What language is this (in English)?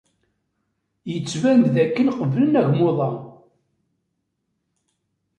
Kabyle